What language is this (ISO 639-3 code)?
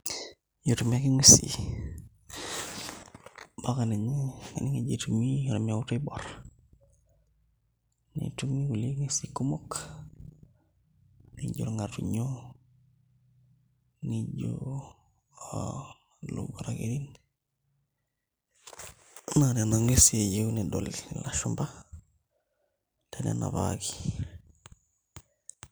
mas